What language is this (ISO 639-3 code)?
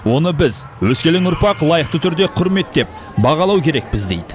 kaz